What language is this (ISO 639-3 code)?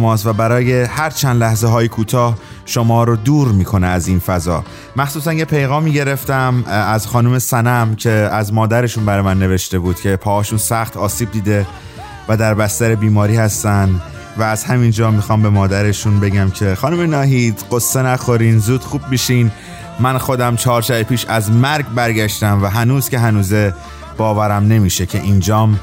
fas